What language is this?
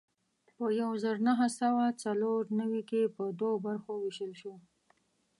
Pashto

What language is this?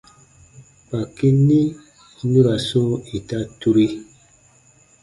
Baatonum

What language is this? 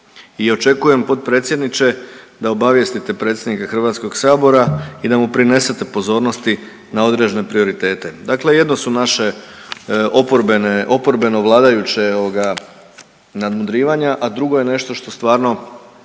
Croatian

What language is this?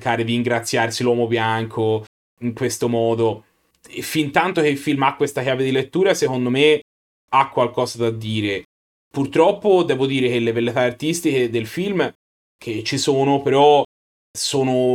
Italian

